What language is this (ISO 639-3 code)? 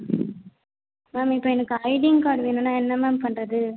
tam